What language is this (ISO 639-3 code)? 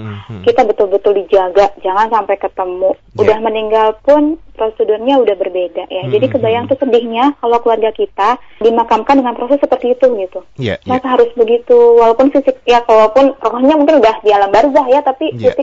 ind